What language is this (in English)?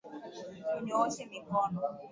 Swahili